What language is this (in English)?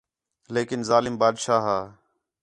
Khetrani